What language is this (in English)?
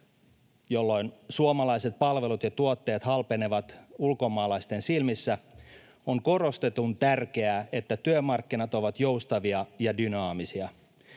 Finnish